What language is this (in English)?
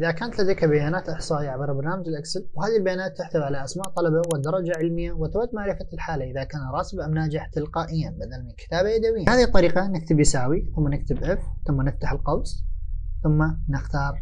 Arabic